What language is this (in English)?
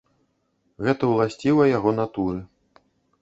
Belarusian